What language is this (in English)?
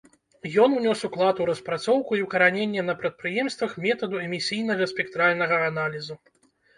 Belarusian